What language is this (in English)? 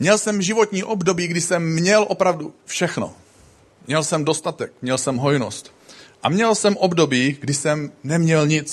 Czech